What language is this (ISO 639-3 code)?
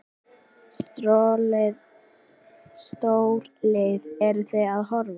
isl